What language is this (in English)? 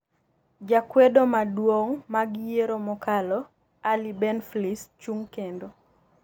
Luo (Kenya and Tanzania)